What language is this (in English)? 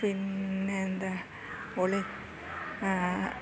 Malayalam